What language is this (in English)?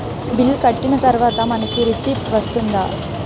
Telugu